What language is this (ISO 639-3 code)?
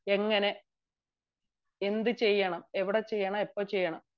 mal